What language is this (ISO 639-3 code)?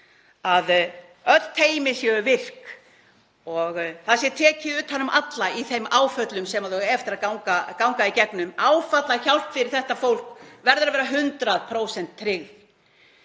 isl